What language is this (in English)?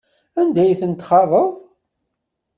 Kabyle